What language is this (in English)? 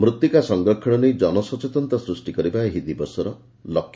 Odia